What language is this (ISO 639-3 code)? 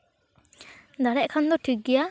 sat